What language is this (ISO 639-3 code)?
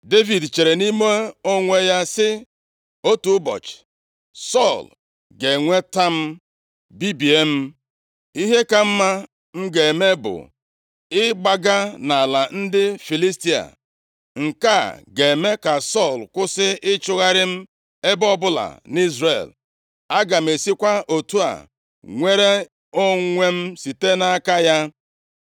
ibo